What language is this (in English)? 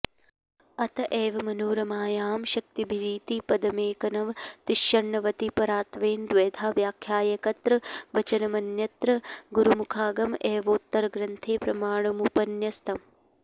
Sanskrit